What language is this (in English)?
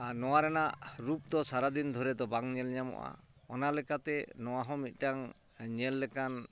Santali